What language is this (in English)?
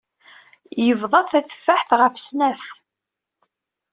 Kabyle